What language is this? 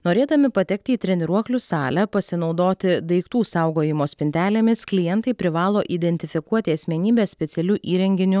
Lithuanian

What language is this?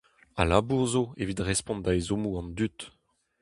Breton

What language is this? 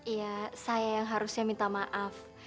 Indonesian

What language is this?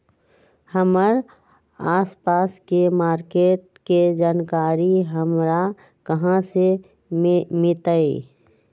Magahi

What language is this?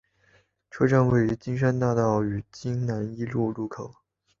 Chinese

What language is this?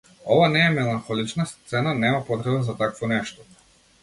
Macedonian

